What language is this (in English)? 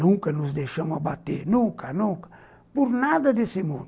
Portuguese